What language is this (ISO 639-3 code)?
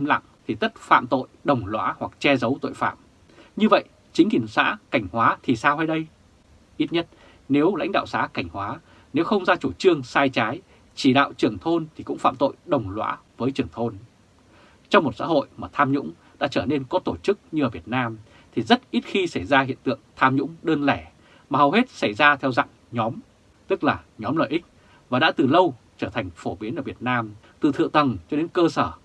vie